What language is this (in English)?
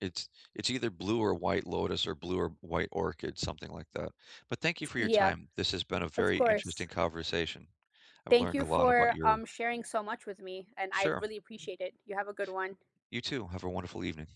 English